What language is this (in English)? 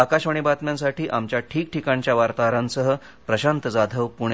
Marathi